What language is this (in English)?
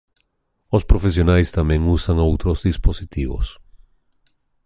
Galician